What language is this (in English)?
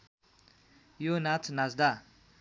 Nepali